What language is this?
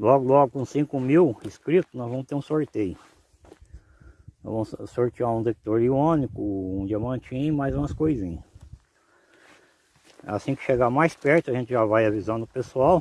Portuguese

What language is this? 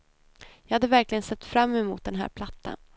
Swedish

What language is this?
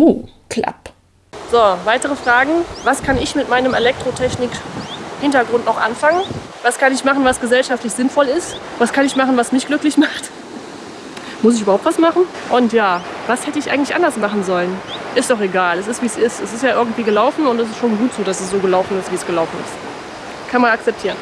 German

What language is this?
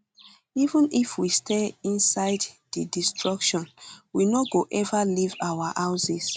Nigerian Pidgin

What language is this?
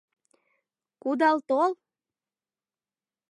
Mari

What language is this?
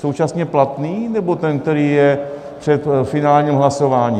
Czech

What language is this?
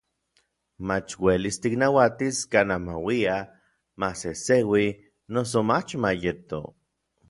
Orizaba Nahuatl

